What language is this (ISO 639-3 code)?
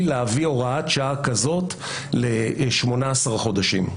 heb